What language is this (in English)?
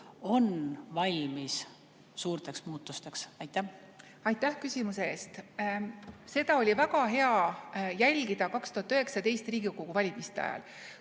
Estonian